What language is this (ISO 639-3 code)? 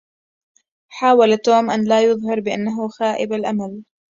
ara